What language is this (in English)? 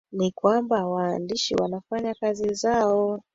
Swahili